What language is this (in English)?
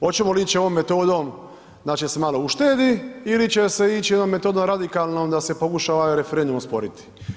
Croatian